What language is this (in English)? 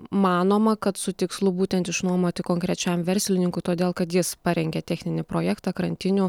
Lithuanian